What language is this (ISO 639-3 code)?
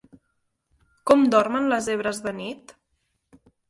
cat